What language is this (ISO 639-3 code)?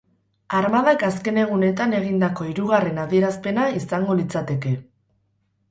eus